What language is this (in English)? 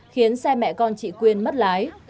Vietnamese